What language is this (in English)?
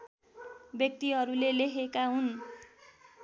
Nepali